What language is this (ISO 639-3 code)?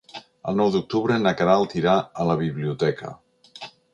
cat